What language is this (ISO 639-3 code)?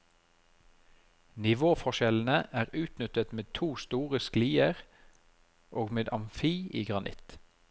nor